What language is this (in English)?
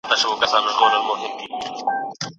Pashto